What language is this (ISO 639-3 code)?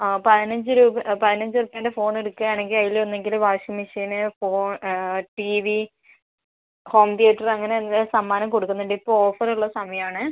mal